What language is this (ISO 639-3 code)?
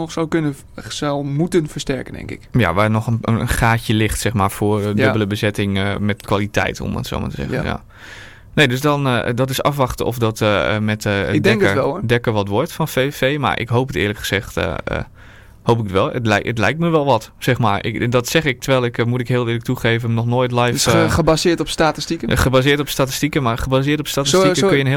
nld